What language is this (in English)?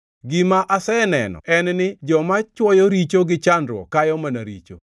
Luo (Kenya and Tanzania)